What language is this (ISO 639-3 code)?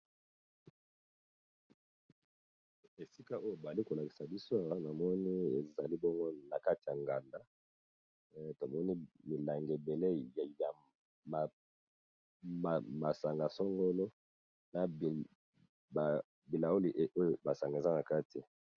lin